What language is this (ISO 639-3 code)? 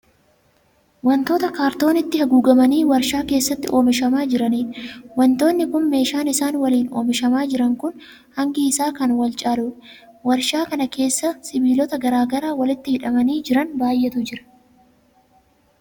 orm